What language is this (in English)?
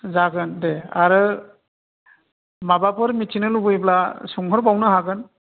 Bodo